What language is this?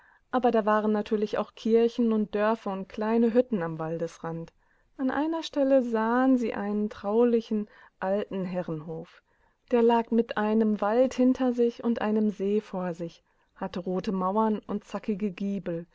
German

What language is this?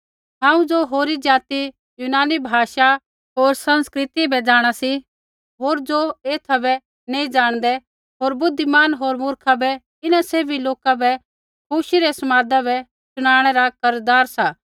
Kullu Pahari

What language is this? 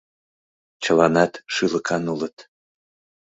Mari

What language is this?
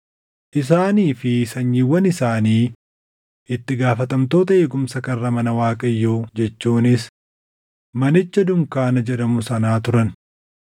Oromo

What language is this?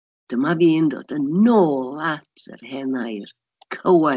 Welsh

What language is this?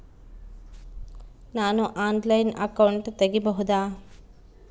Kannada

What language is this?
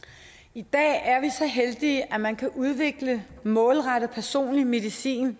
Danish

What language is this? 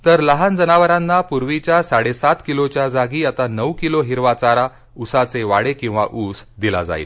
Marathi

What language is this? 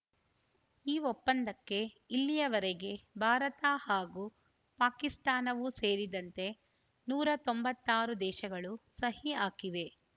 Kannada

